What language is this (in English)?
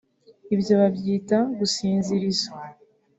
Kinyarwanda